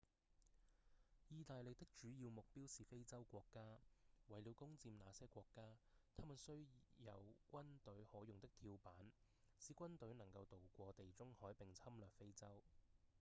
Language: Cantonese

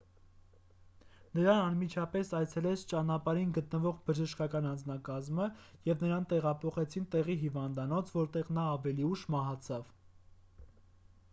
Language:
Armenian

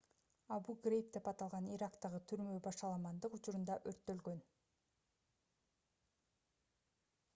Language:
Kyrgyz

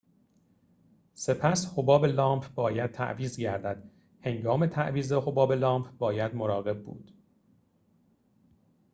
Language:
Persian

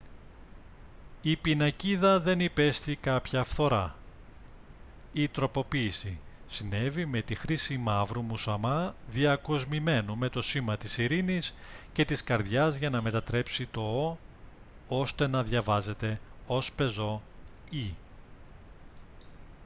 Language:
Greek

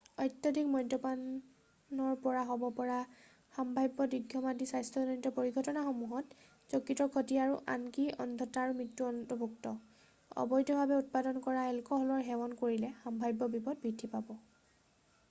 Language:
Assamese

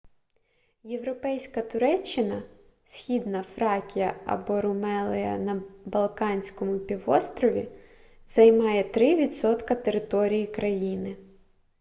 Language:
Ukrainian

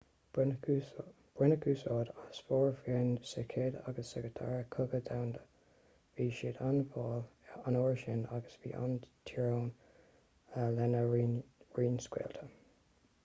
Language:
Irish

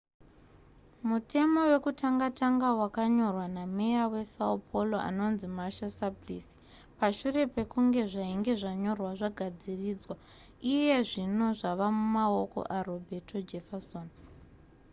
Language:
Shona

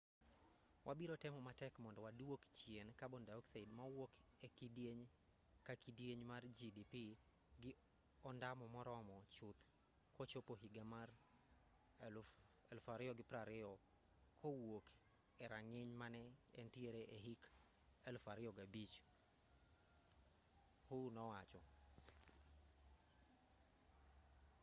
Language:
Luo (Kenya and Tanzania)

